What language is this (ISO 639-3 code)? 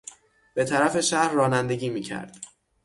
fas